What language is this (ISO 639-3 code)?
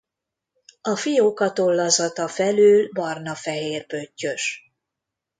hun